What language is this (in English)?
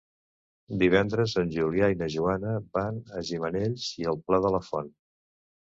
Catalan